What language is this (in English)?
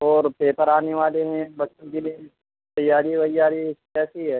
Urdu